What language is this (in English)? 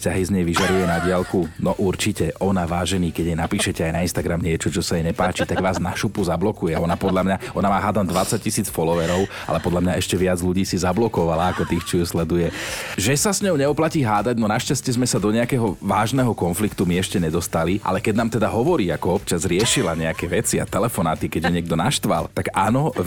Slovak